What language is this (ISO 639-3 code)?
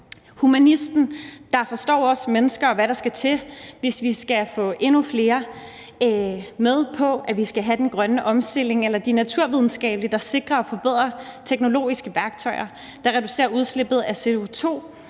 dan